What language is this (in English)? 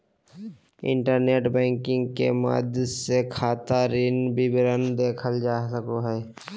Magahi